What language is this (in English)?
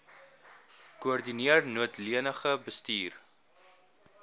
Afrikaans